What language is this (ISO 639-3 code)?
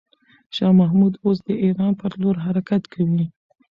pus